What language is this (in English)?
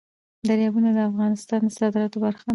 Pashto